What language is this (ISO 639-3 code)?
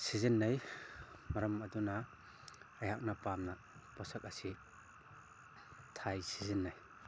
mni